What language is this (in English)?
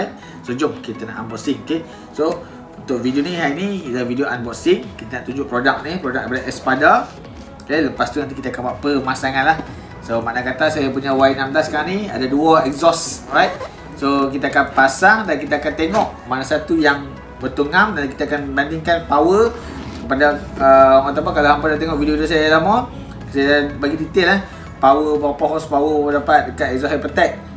Malay